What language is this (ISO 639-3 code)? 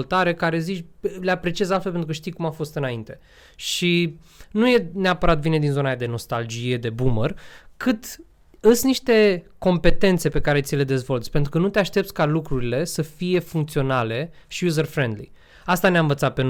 ron